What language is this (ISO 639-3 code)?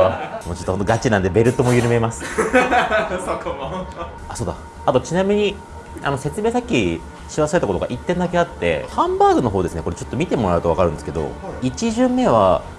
jpn